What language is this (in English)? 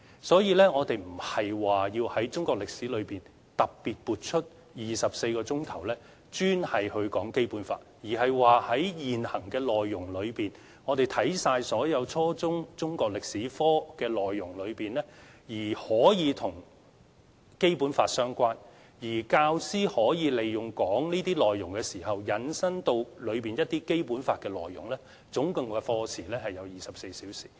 Cantonese